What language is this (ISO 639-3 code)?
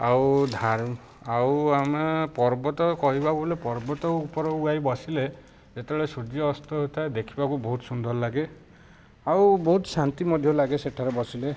ori